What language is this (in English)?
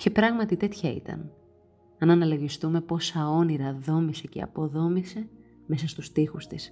Greek